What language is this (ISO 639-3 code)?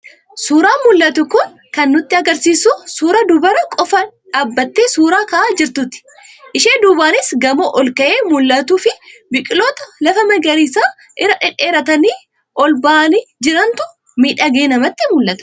orm